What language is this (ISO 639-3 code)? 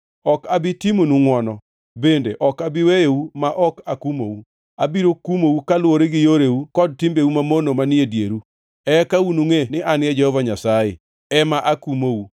luo